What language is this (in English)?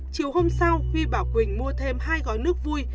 Vietnamese